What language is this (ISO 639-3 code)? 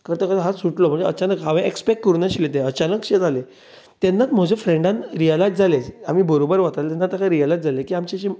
kok